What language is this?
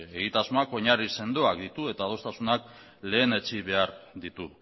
Basque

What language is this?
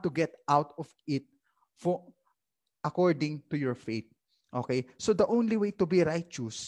Filipino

